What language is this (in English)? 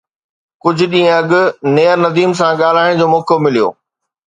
Sindhi